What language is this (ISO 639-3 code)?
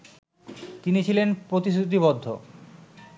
ben